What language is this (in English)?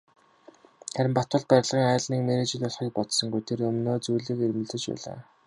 Mongolian